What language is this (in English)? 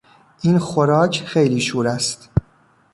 Persian